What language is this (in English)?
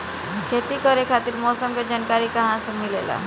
Bhojpuri